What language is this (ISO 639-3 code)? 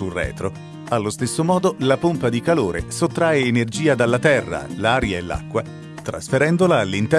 ita